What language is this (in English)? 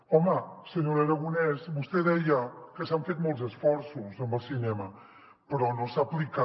Catalan